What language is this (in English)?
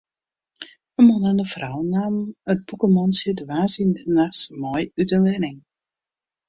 Western Frisian